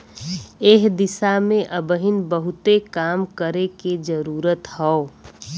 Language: Bhojpuri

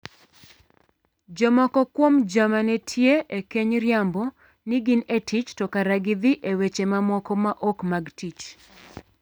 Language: Luo (Kenya and Tanzania)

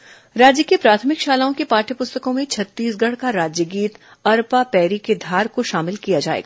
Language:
Hindi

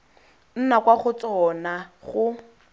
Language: Tswana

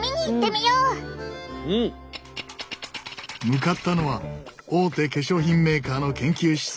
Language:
Japanese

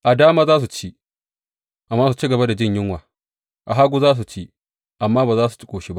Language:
Hausa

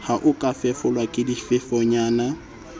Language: Southern Sotho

